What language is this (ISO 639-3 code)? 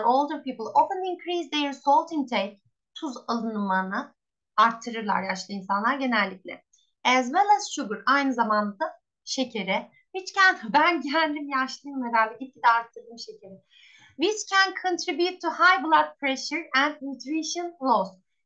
tur